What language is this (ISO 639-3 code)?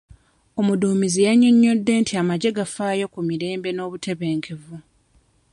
lug